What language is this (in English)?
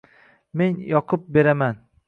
Uzbek